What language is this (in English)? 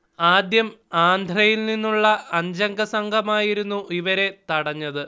Malayalam